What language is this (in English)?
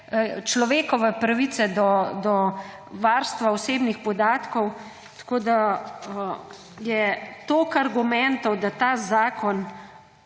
Slovenian